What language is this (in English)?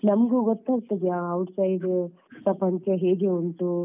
Kannada